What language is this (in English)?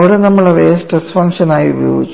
Malayalam